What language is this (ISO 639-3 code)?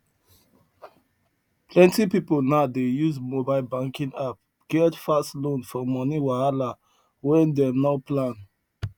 pcm